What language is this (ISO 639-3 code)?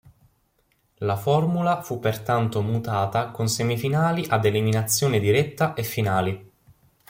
ita